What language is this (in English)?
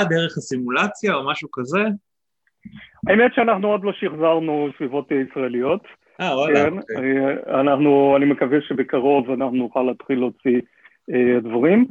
Hebrew